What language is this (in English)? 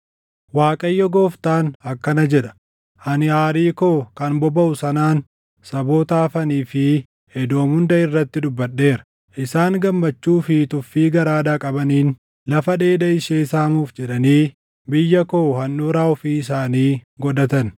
Oromo